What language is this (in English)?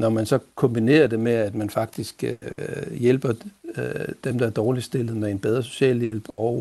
Danish